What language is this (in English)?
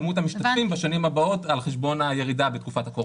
Hebrew